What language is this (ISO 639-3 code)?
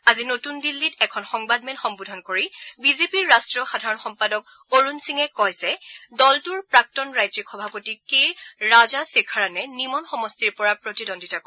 asm